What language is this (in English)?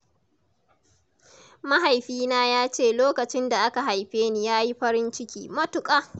Hausa